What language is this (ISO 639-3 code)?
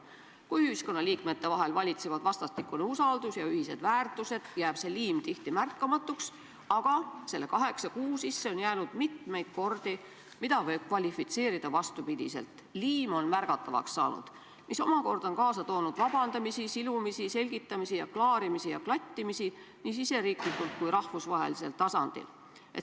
est